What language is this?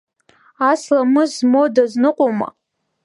Abkhazian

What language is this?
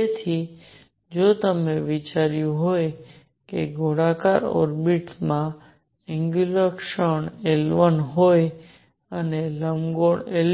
Gujarati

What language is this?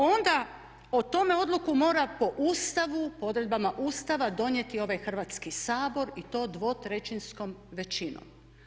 Croatian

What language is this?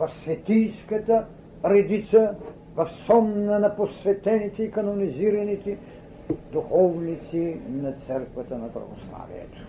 Bulgarian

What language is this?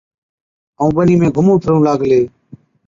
Od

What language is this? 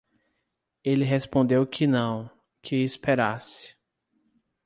Portuguese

